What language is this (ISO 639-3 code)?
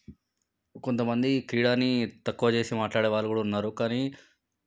tel